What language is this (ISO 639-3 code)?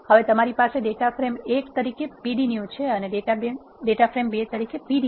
guj